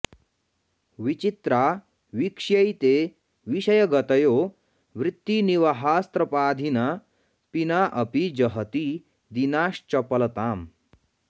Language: Sanskrit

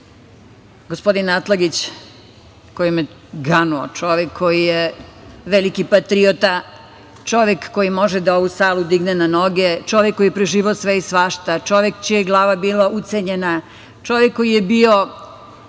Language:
Serbian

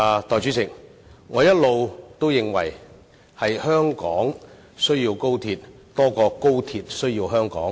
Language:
Cantonese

